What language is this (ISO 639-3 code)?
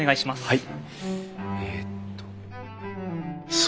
jpn